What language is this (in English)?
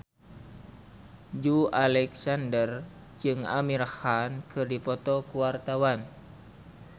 Sundanese